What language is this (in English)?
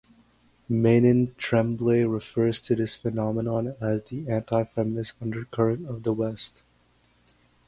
English